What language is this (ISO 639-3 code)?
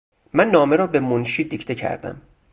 fas